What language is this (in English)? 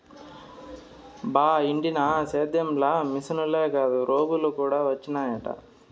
Telugu